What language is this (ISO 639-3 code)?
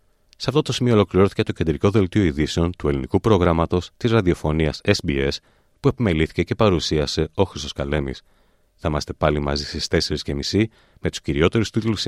ell